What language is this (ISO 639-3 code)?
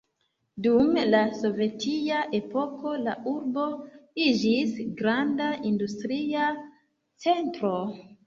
epo